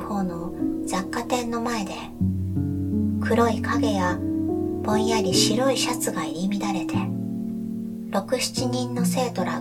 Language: Japanese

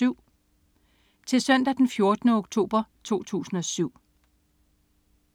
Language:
Danish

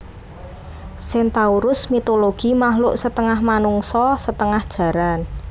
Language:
Javanese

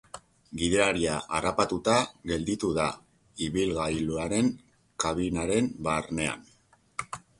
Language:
Basque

